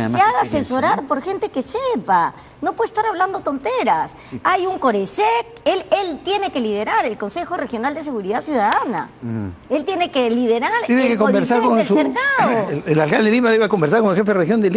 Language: Spanish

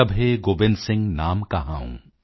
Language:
Punjabi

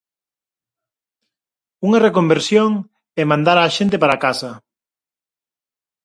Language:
Galician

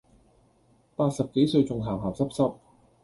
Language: Cantonese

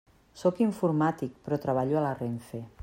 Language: Catalan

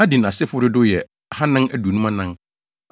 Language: Akan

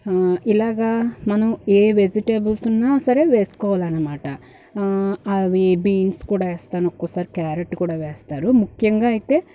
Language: Telugu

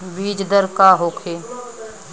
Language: Bhojpuri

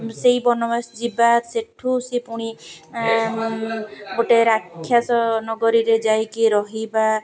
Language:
Odia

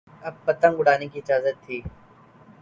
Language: Urdu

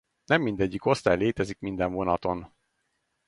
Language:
Hungarian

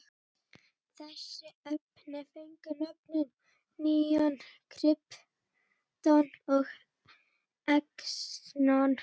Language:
Icelandic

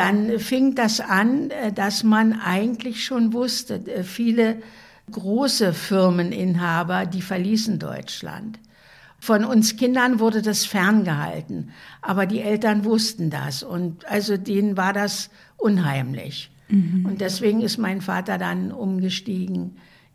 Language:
German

